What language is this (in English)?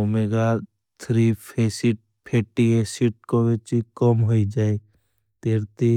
Bhili